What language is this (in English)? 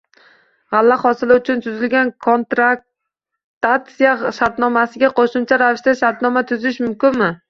Uzbek